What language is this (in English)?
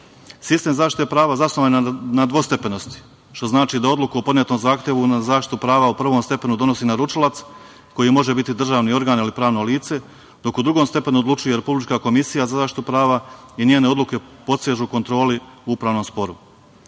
Serbian